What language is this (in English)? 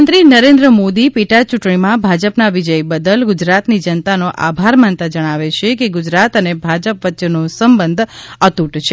Gujarati